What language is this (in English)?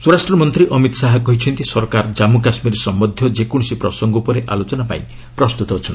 Odia